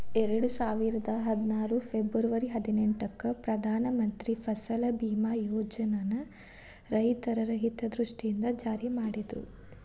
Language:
Kannada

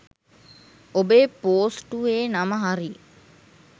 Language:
Sinhala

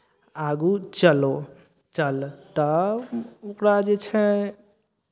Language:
Maithili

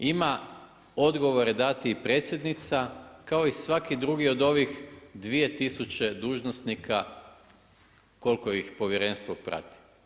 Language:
Croatian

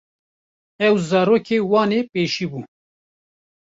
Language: Kurdish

